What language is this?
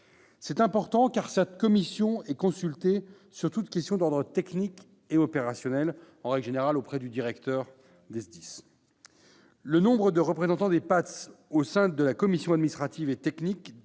French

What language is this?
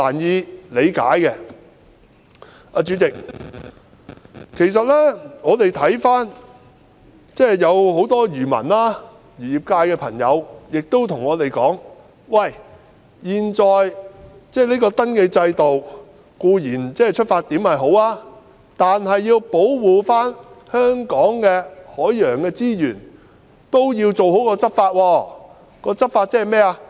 Cantonese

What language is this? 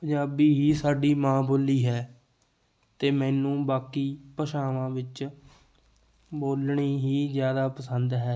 Punjabi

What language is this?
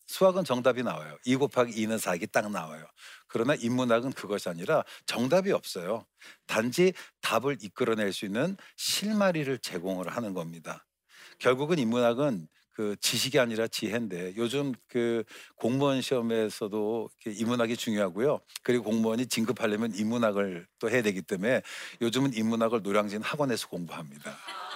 Korean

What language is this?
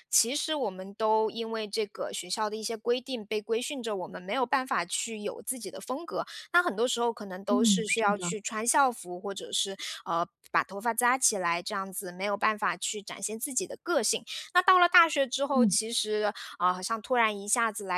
Chinese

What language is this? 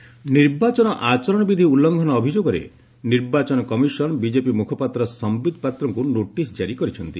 Odia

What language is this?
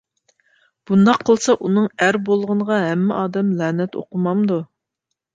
Uyghur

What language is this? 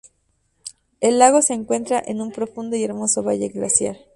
Spanish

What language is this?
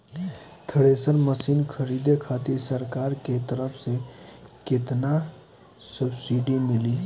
Bhojpuri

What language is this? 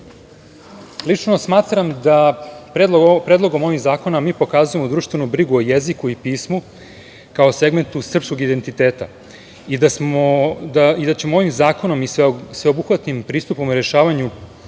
Serbian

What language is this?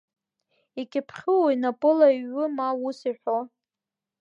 Abkhazian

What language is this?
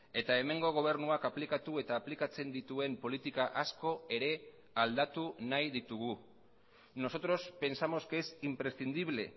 Basque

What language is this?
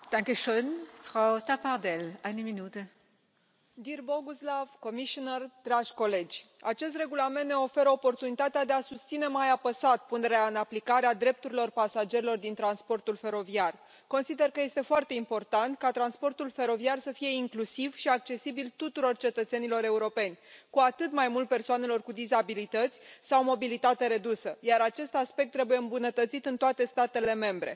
Romanian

